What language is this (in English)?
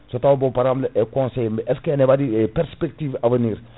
Fula